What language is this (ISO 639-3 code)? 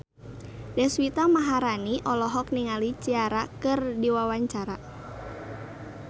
sun